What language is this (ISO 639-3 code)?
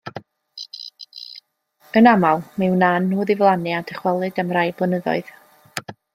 cym